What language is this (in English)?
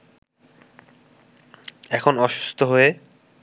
Bangla